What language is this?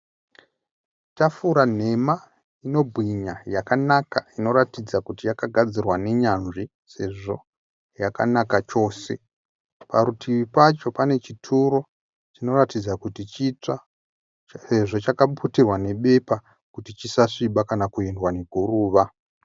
Shona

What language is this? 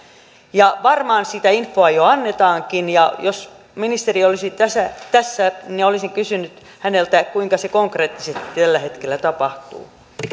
Finnish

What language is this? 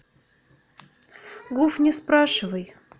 Russian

